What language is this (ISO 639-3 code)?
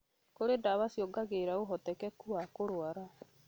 kik